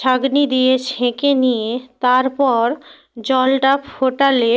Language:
Bangla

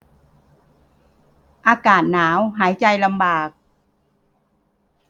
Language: Thai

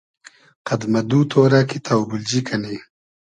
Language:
Hazaragi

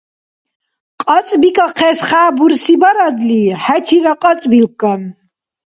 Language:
Dargwa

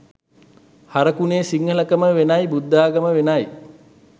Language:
Sinhala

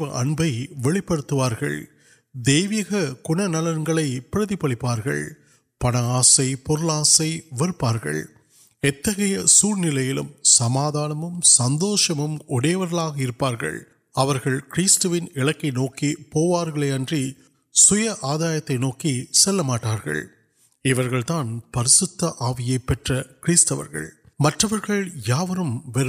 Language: Urdu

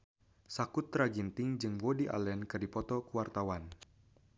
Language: Sundanese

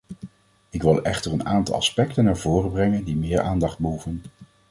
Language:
Dutch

